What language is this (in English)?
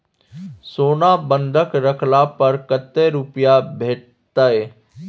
Maithili